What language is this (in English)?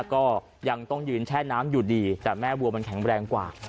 Thai